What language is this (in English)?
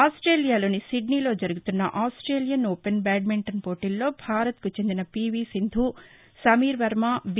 Telugu